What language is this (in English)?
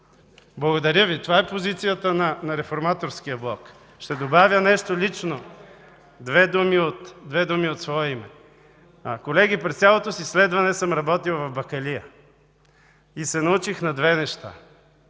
Bulgarian